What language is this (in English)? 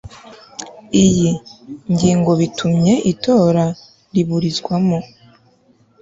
Kinyarwanda